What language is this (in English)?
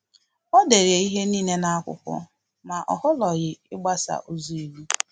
Igbo